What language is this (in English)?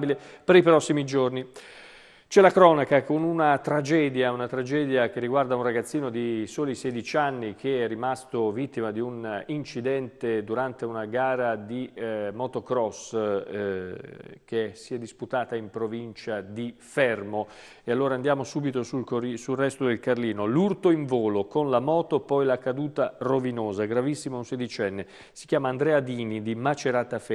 Italian